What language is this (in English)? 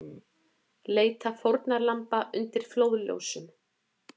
Icelandic